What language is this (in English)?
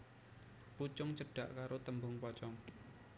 Javanese